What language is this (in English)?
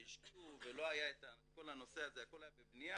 Hebrew